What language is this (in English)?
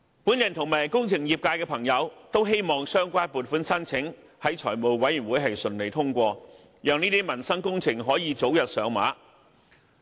Cantonese